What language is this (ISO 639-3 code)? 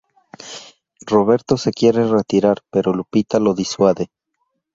spa